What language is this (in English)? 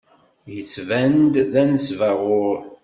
Kabyle